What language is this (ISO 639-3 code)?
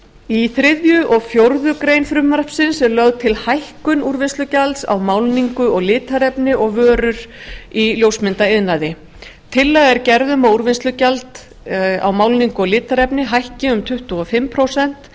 isl